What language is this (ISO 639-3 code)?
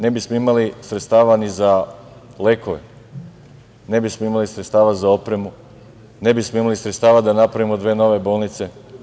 srp